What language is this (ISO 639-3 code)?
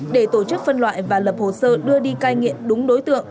vie